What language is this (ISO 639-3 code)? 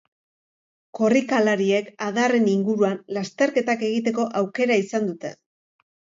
eus